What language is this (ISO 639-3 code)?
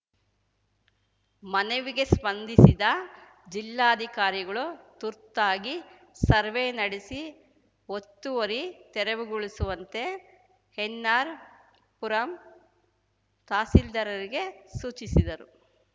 kan